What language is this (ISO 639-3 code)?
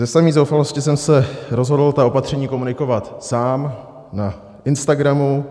ces